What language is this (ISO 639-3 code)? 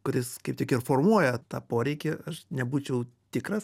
lit